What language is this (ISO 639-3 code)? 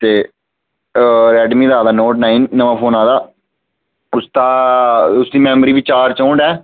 doi